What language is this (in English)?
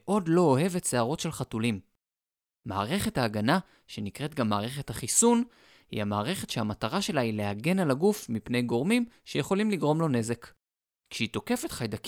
Hebrew